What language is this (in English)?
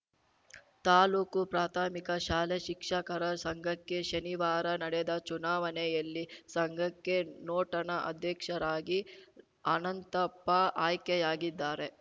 Kannada